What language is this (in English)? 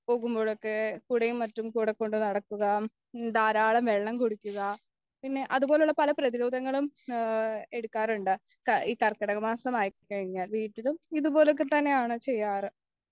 Malayalam